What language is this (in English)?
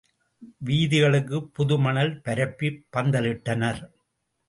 Tamil